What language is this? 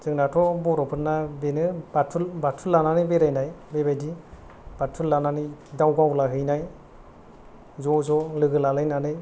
Bodo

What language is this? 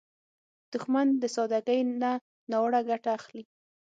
Pashto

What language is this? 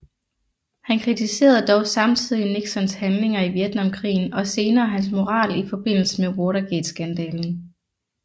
Danish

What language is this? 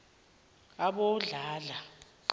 South Ndebele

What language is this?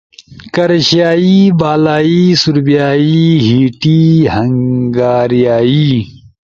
Ushojo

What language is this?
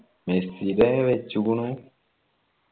Malayalam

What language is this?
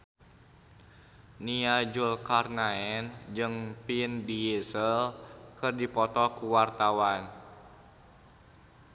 Sundanese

